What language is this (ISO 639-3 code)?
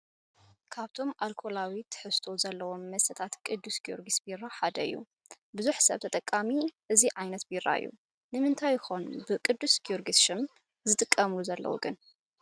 tir